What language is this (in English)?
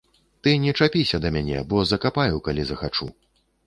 Belarusian